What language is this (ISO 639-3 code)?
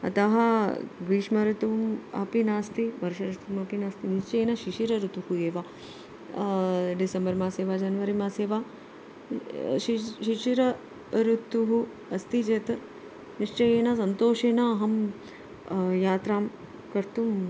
san